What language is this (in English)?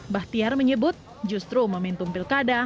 Indonesian